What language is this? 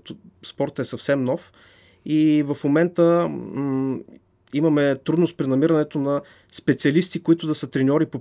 Bulgarian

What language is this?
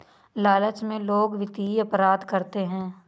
Hindi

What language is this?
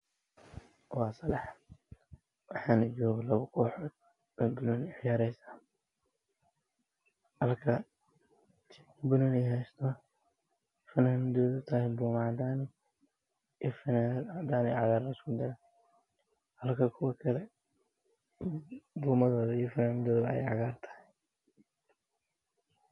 Somali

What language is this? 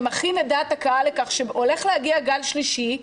Hebrew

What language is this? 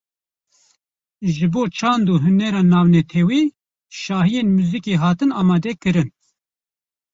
Kurdish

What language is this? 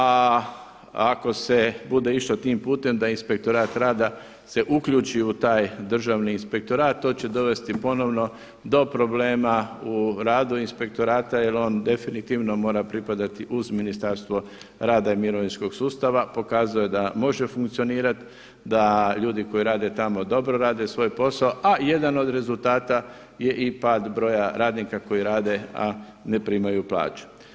Croatian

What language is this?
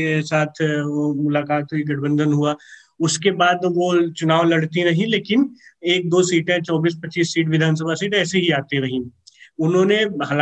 Hindi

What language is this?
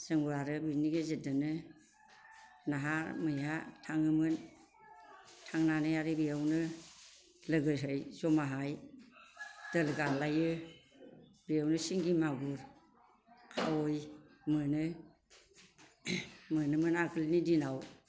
Bodo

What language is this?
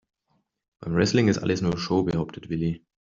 German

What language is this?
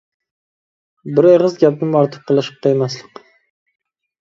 Uyghur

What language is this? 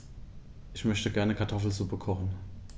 German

